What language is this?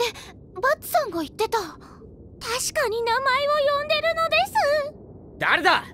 Japanese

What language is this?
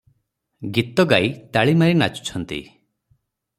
Odia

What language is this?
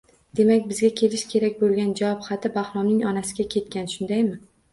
Uzbek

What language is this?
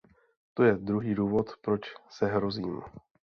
Czech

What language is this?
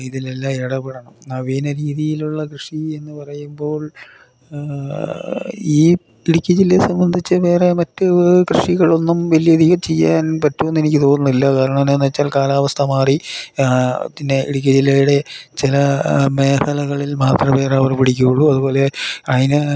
Malayalam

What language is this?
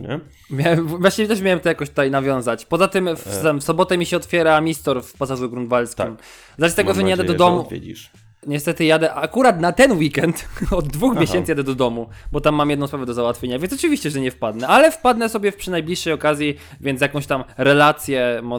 Polish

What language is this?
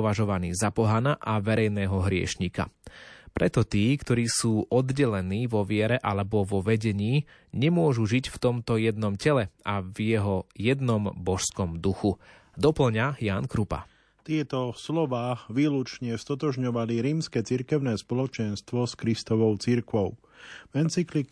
Slovak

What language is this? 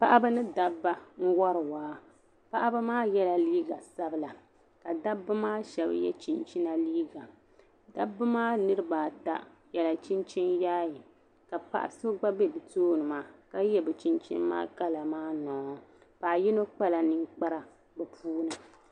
Dagbani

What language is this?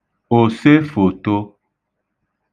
Igbo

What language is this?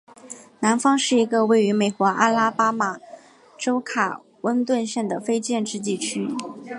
Chinese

